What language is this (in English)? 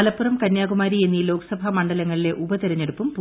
Malayalam